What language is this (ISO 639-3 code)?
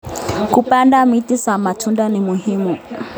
kln